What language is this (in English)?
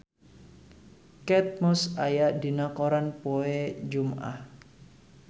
Sundanese